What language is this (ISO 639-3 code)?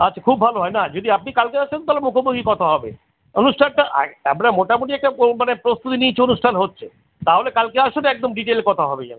ben